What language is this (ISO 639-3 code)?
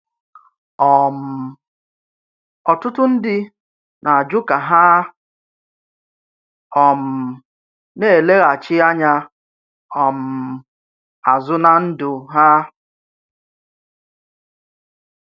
ibo